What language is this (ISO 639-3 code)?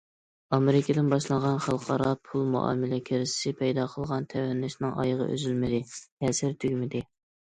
uig